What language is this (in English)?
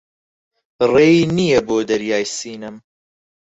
Central Kurdish